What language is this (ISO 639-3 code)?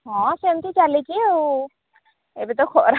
ori